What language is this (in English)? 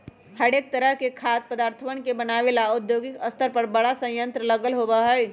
Magahi